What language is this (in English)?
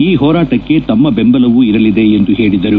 Kannada